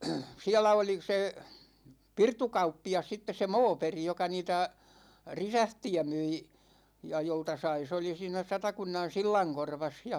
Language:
Finnish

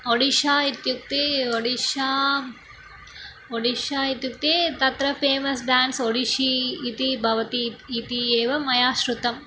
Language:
Sanskrit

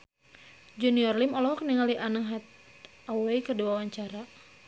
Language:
Sundanese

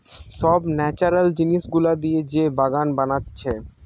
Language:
Bangla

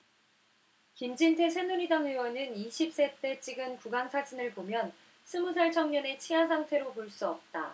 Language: Korean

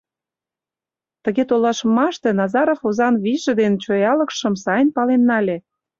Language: Mari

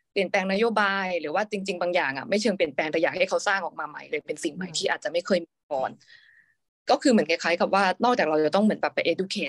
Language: Thai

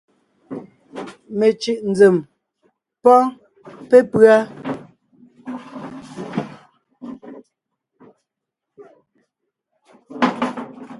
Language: Ngiemboon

